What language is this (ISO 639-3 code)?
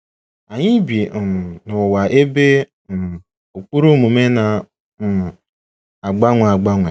ibo